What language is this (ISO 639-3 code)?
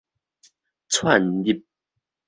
nan